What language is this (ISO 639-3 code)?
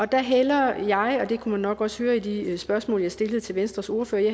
dan